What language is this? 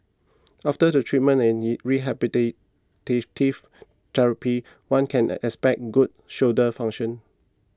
English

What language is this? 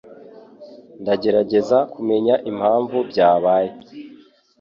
Kinyarwanda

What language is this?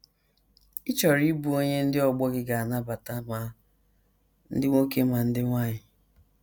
Igbo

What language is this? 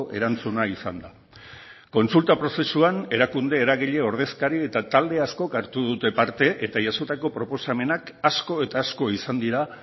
Basque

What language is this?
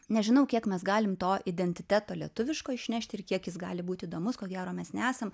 Lithuanian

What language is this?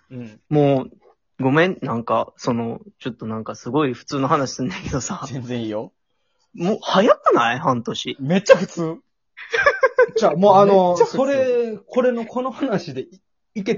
Japanese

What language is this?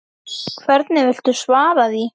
Icelandic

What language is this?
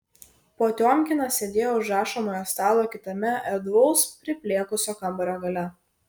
Lithuanian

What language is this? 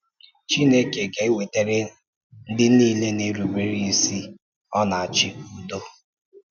Igbo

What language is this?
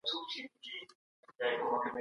Pashto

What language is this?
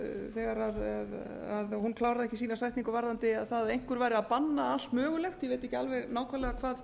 Icelandic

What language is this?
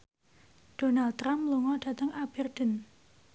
Javanese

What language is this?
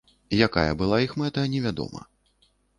Belarusian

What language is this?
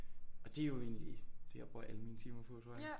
Danish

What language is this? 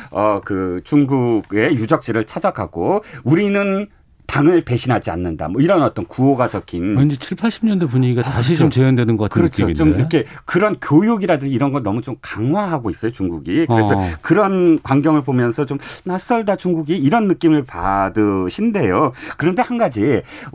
Korean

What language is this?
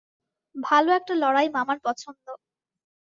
Bangla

